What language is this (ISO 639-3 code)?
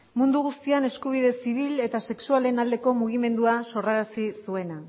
eus